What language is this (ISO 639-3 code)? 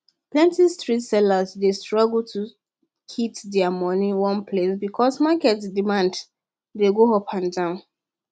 pcm